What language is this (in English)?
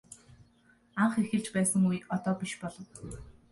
Mongolian